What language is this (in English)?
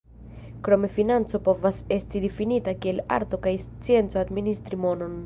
Esperanto